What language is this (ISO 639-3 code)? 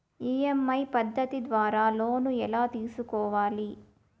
tel